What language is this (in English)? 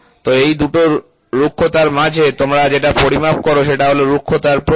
Bangla